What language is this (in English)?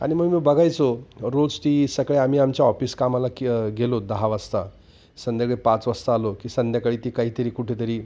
Marathi